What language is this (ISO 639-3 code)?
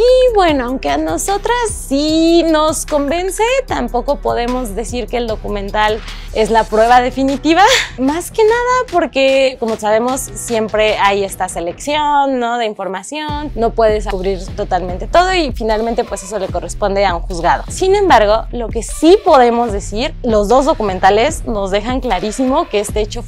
spa